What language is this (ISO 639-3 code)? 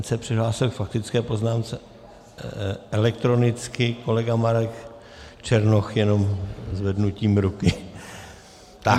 ces